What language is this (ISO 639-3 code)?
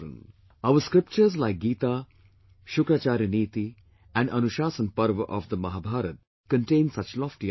eng